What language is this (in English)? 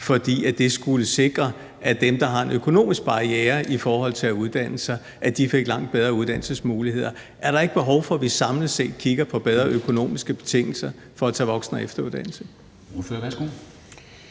Danish